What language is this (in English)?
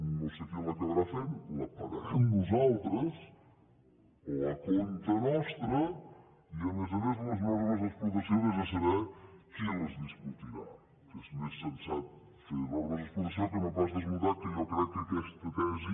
Catalan